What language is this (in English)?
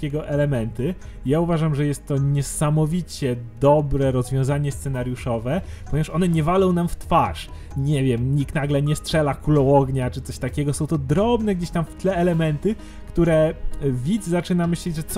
Polish